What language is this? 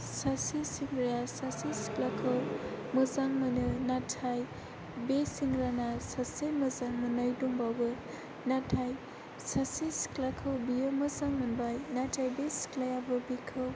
Bodo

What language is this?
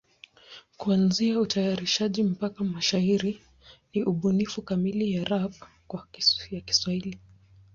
Swahili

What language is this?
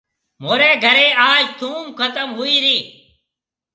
Marwari (Pakistan)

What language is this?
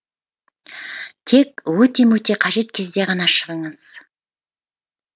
Kazakh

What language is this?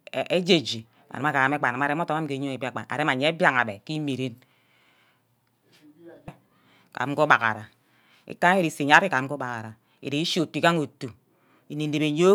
Ubaghara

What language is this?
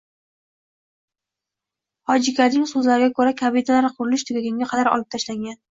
Uzbek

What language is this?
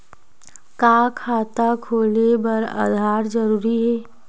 Chhattisgarhi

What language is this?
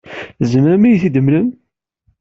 Kabyle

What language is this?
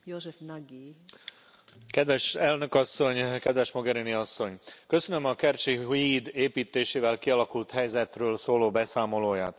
Hungarian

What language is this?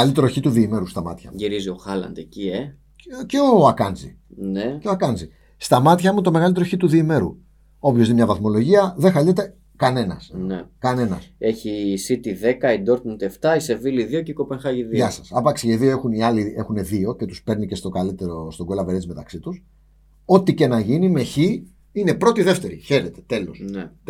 Greek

